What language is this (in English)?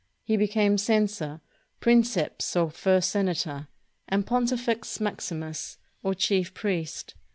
English